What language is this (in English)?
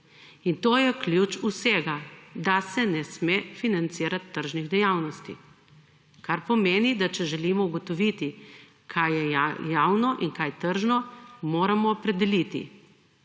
Slovenian